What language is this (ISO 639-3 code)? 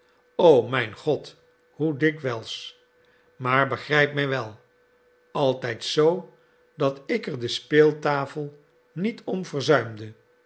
nld